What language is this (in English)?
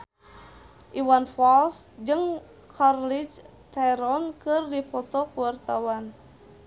Sundanese